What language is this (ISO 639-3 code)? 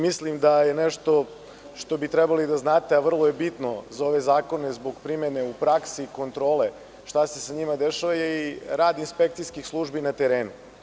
srp